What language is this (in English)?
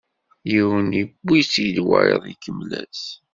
Kabyle